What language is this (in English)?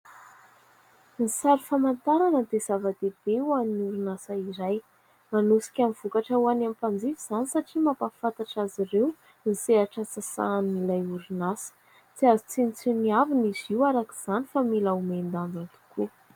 Malagasy